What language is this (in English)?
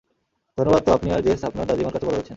Bangla